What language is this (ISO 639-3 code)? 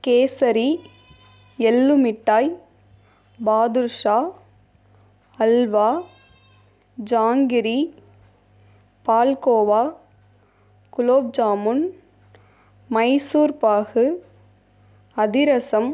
tam